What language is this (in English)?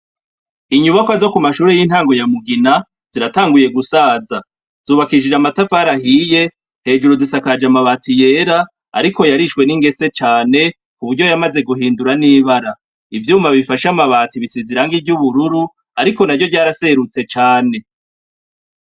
Rundi